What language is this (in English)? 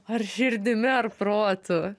Lithuanian